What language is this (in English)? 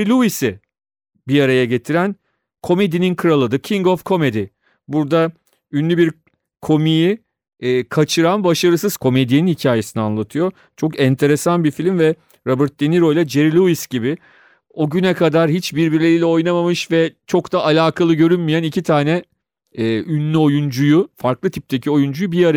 Turkish